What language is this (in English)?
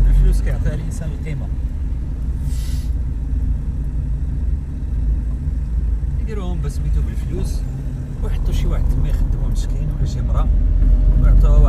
Arabic